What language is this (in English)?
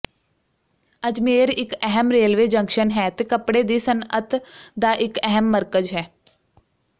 Punjabi